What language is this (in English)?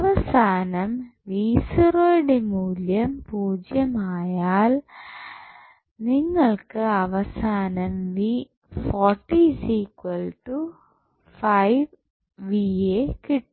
Malayalam